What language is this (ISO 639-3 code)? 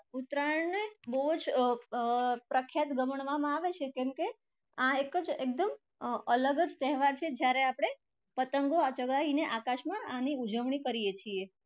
guj